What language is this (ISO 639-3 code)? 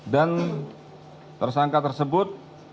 ind